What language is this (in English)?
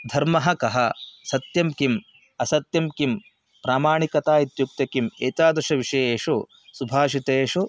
Sanskrit